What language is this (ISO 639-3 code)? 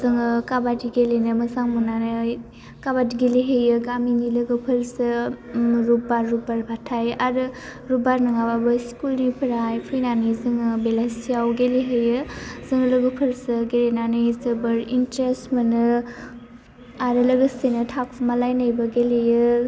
brx